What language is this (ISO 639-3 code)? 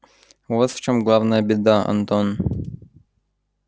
rus